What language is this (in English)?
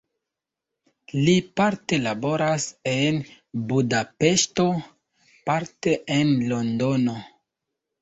Esperanto